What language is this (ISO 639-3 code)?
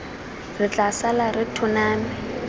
tsn